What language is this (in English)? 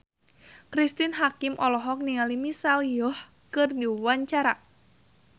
Sundanese